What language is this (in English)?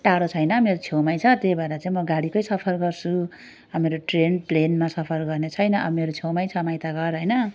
Nepali